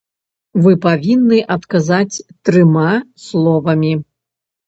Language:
Belarusian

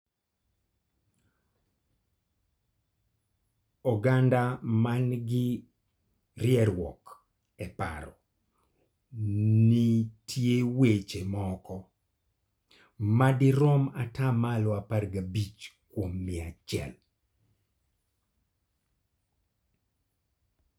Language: Luo (Kenya and Tanzania)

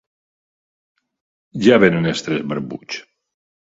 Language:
Catalan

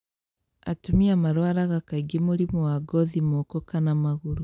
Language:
Kikuyu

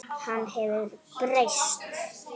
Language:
Icelandic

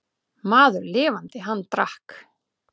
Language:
Icelandic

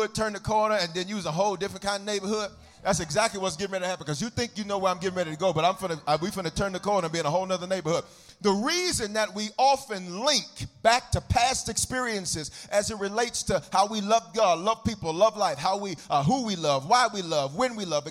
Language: English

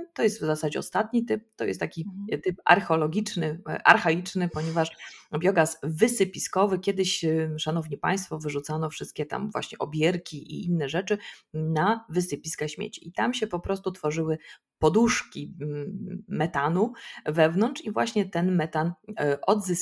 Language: Polish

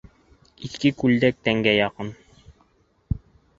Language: Bashkir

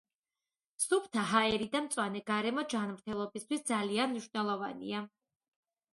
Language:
Georgian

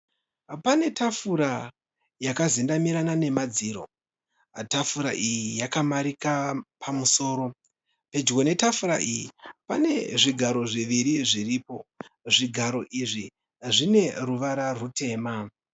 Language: Shona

